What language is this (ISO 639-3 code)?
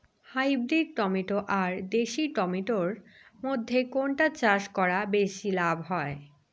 ben